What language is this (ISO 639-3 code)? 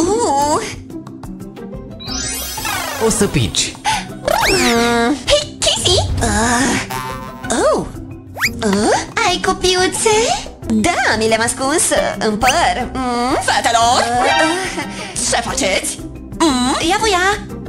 ron